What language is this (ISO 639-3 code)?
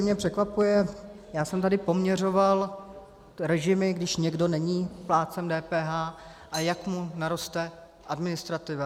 ces